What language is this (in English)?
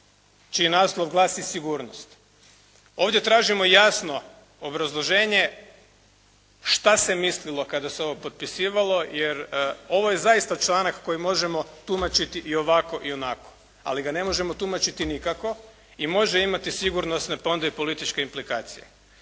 Croatian